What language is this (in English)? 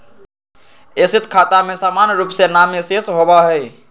Magahi